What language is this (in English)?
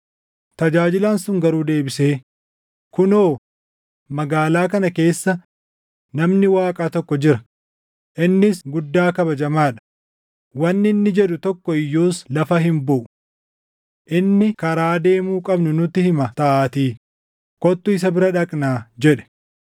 Oromo